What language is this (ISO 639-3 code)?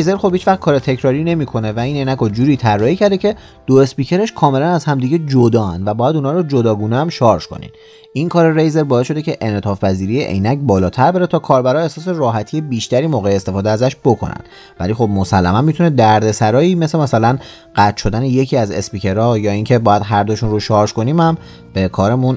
fas